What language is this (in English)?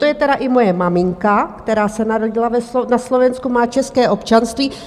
Czech